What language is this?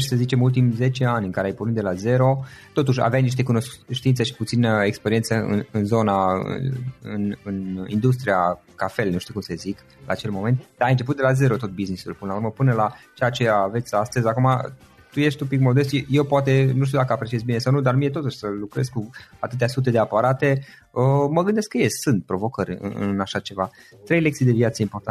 Romanian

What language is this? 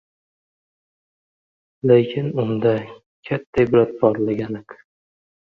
Uzbek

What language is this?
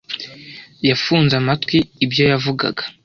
Kinyarwanda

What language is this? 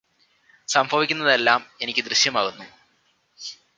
Malayalam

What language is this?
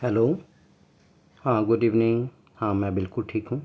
Urdu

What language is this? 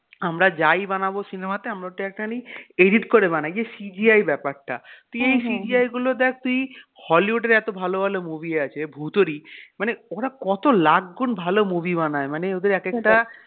Bangla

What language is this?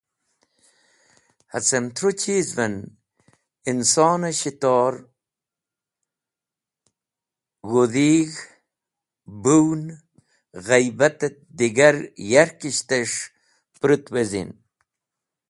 Wakhi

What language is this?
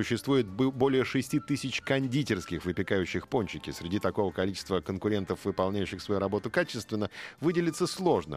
Russian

